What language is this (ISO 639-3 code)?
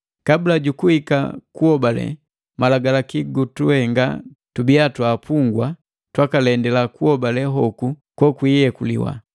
mgv